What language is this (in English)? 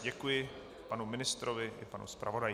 Czech